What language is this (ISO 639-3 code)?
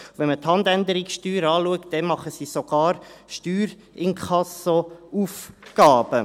gsw